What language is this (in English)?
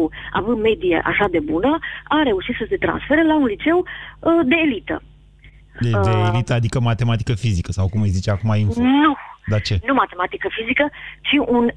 Romanian